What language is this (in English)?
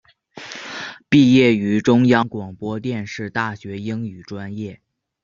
Chinese